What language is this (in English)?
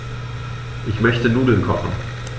German